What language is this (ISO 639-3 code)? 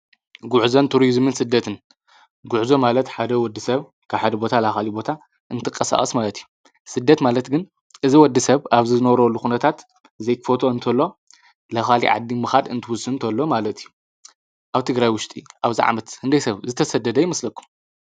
tir